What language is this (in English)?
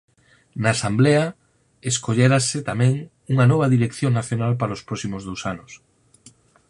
Galician